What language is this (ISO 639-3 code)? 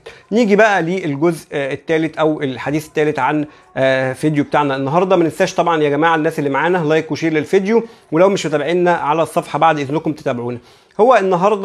ara